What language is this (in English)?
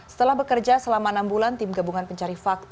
Indonesian